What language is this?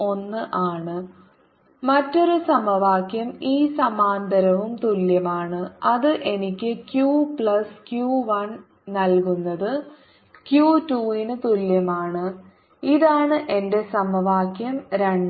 Malayalam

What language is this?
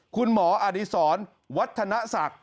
Thai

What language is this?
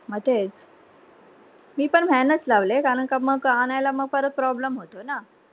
Marathi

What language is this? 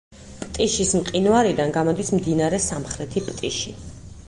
Georgian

